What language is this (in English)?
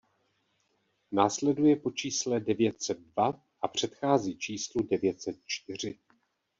Czech